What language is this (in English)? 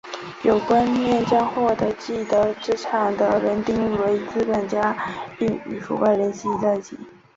Chinese